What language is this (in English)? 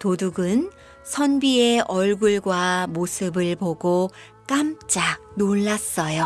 Korean